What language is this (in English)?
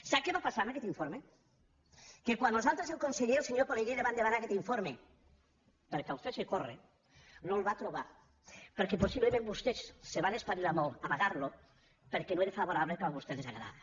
Catalan